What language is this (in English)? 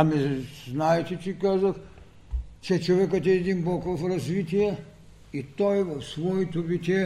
Bulgarian